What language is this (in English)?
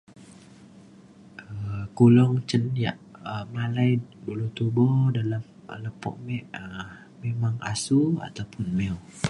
Mainstream Kenyah